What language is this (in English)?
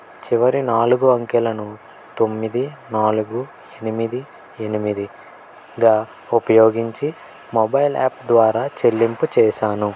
Telugu